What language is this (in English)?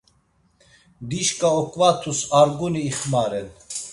Laz